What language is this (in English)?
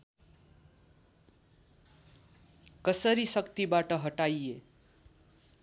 Nepali